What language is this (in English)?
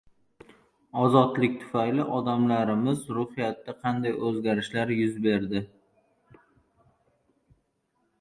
Uzbek